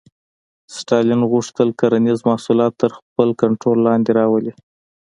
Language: Pashto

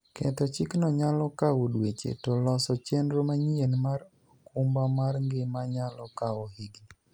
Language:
Luo (Kenya and Tanzania)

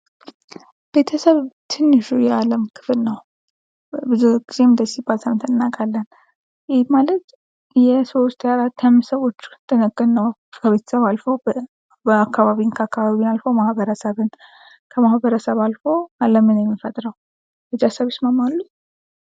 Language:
Amharic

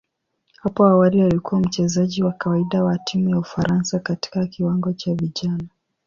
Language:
Swahili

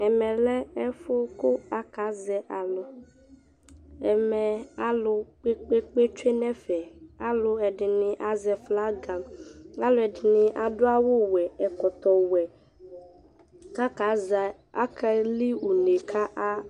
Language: Ikposo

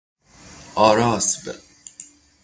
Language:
Persian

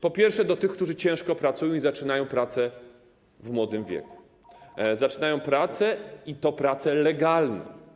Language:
Polish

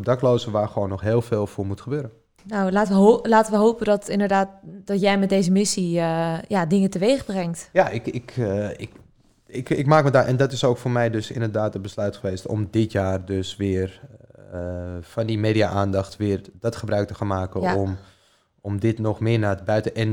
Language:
Dutch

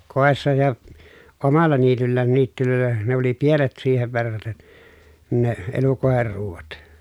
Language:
Finnish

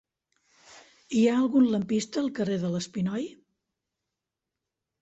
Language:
Catalan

